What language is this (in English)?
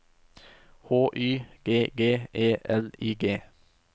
Norwegian